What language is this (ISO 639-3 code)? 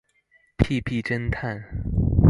zho